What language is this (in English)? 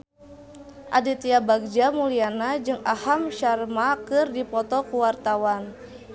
Sundanese